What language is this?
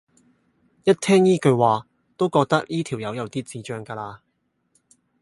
Cantonese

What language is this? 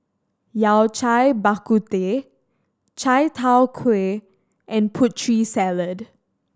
English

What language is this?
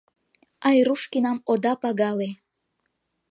Mari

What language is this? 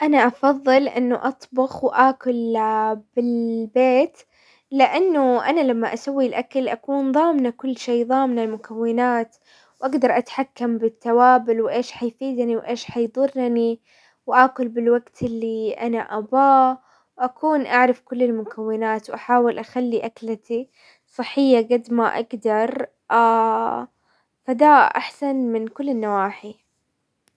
Hijazi Arabic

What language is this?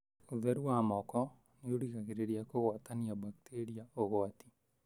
Kikuyu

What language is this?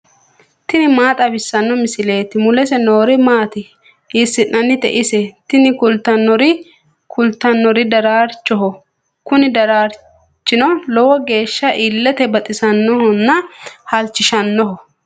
Sidamo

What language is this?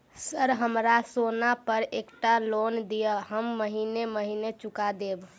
Maithili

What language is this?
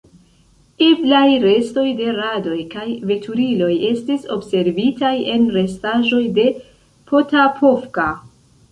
Esperanto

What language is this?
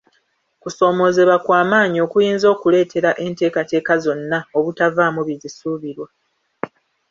Ganda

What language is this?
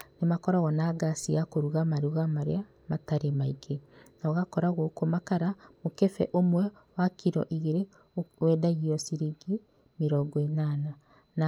Kikuyu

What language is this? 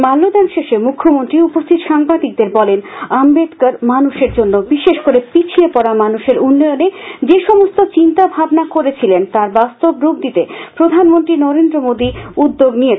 Bangla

